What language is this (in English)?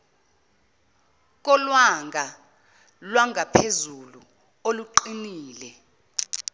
Zulu